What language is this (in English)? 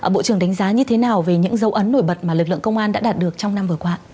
Vietnamese